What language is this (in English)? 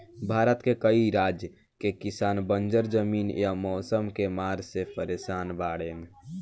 Bhojpuri